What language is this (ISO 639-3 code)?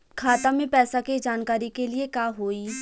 bho